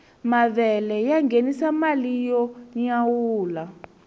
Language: Tsonga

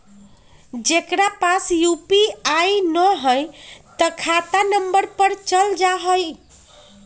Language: Magahi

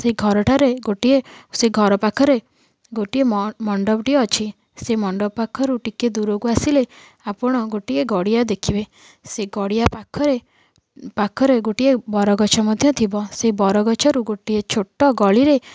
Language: Odia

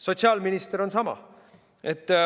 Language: Estonian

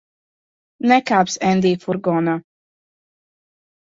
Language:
Latvian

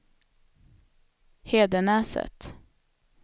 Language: Swedish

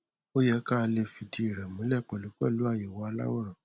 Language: Yoruba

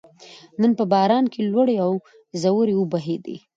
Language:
Pashto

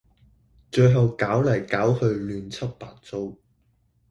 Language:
Cantonese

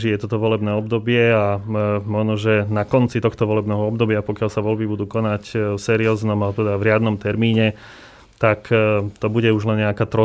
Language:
Slovak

